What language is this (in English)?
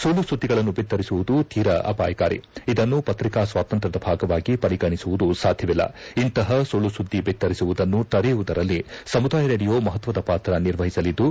Kannada